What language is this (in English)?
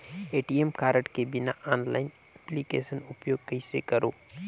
Chhattisgarhi